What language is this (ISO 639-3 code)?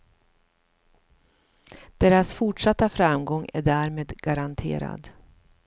swe